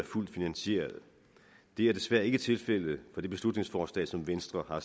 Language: Danish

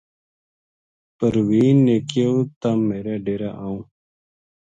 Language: Gujari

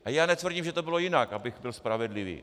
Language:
Czech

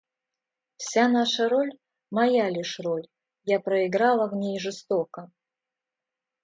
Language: Russian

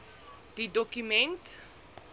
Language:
Afrikaans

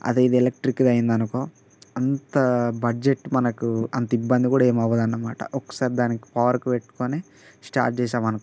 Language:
Telugu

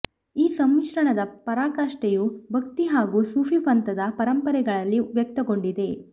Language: Kannada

